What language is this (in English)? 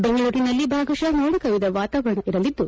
Kannada